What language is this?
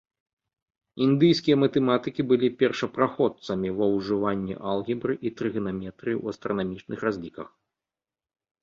Belarusian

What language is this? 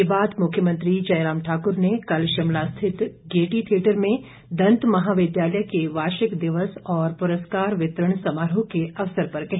Hindi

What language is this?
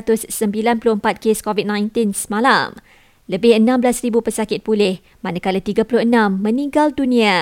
Malay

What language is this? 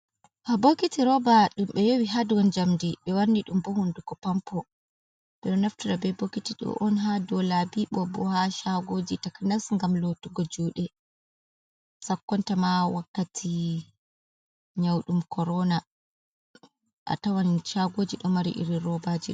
Fula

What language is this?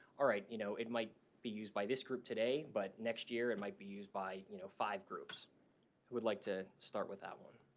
English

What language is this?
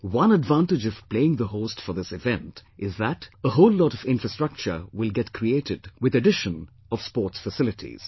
English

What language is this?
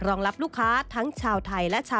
Thai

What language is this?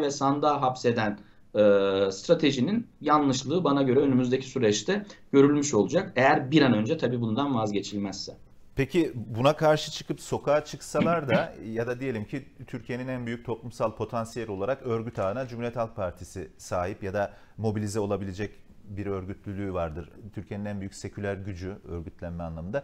Turkish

